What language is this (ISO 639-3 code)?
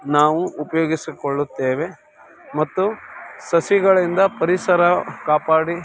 kan